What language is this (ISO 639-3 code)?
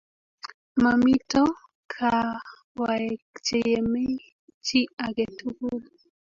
kln